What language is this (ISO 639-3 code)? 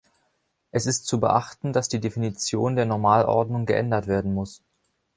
deu